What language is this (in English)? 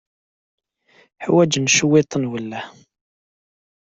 Kabyle